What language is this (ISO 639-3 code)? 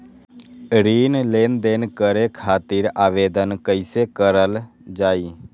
mag